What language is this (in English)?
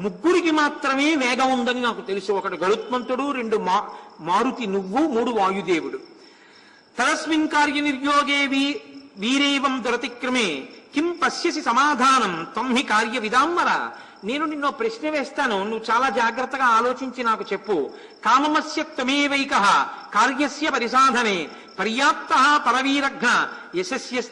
Telugu